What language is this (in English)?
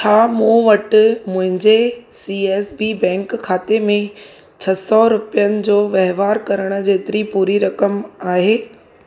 Sindhi